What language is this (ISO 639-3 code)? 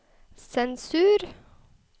nor